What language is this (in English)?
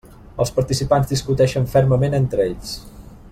Catalan